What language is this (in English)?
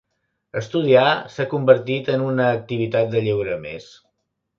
Catalan